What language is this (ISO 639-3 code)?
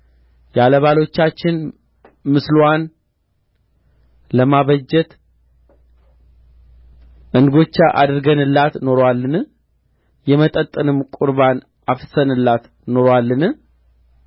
amh